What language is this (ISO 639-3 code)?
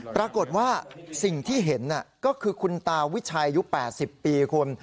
tha